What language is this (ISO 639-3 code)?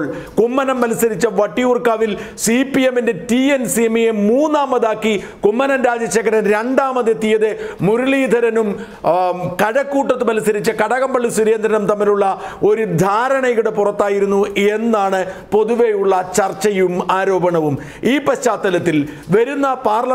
mal